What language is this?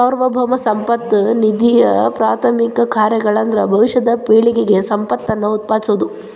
Kannada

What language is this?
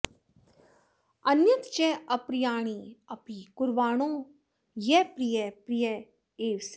Sanskrit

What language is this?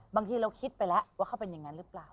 Thai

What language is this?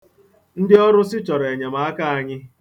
Igbo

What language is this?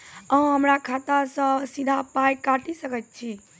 Maithili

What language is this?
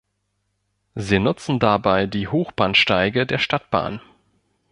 German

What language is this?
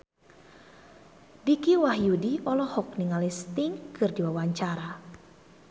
Sundanese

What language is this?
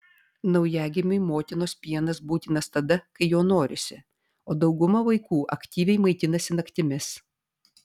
Lithuanian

